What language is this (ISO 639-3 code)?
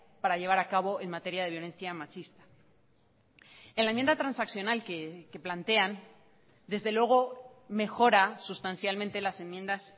spa